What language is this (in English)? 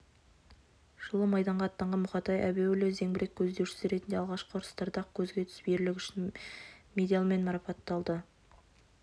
Kazakh